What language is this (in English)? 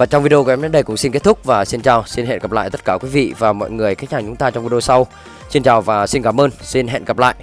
Vietnamese